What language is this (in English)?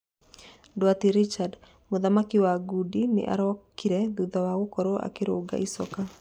Kikuyu